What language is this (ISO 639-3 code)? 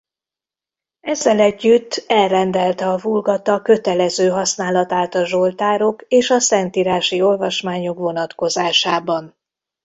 hun